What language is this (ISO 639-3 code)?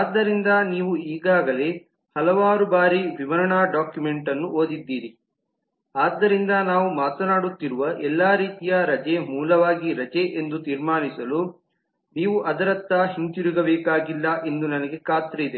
kan